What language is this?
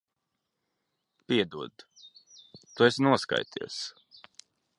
Latvian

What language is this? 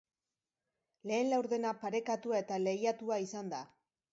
Basque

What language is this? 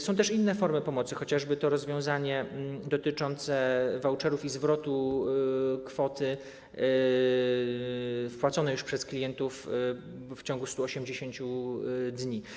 Polish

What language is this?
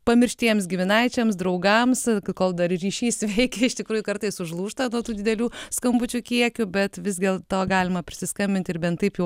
Lithuanian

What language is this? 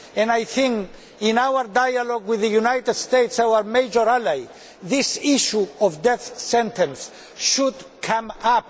English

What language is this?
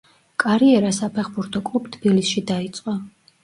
Georgian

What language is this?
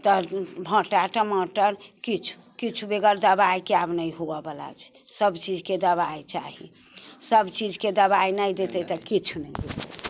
Maithili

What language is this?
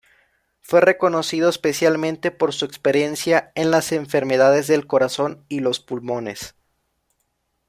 Spanish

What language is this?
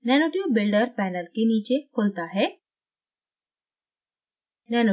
Hindi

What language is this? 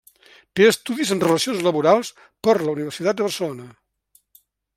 Catalan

